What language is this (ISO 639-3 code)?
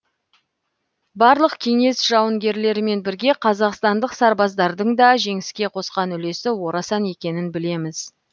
kaz